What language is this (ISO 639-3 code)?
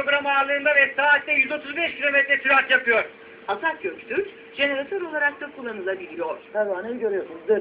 tur